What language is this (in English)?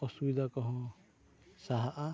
Santali